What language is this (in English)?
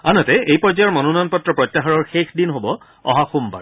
Assamese